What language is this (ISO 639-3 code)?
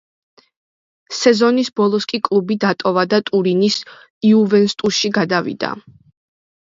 kat